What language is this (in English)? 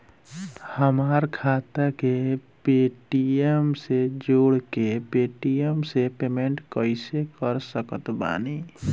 Bhojpuri